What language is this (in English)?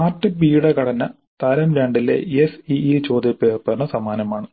Malayalam